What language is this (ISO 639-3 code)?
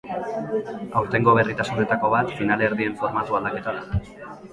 eus